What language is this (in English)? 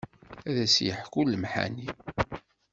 Kabyle